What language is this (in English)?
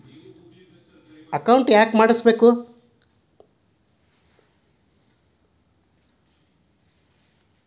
Kannada